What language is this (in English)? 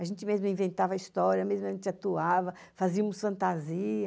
Portuguese